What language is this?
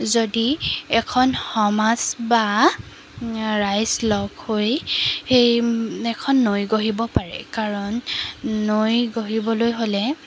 Assamese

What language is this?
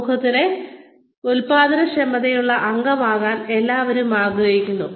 Malayalam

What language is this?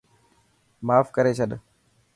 Dhatki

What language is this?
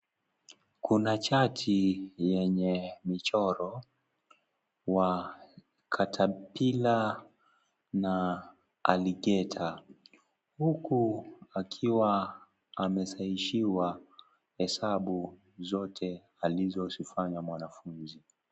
Swahili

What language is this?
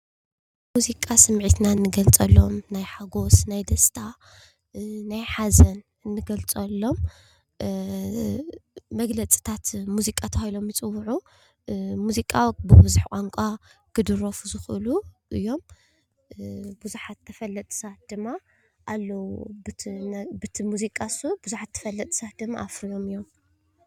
Tigrinya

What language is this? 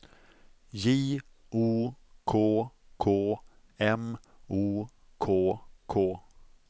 Swedish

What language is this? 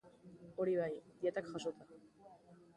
Basque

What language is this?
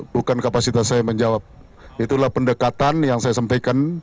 Indonesian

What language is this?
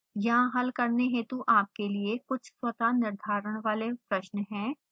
Hindi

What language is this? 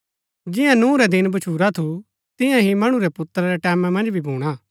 Gaddi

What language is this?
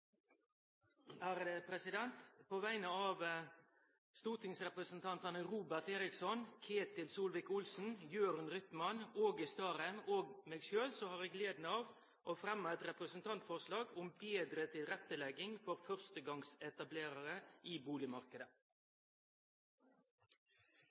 Norwegian Nynorsk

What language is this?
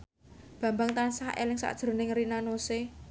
Javanese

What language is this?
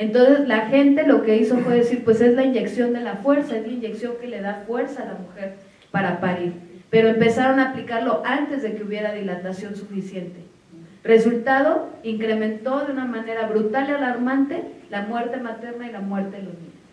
Spanish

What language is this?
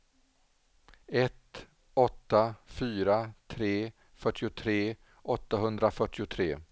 Swedish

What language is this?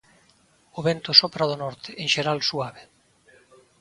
Galician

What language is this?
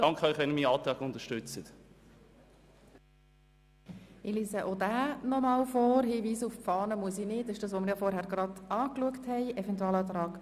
Swiss German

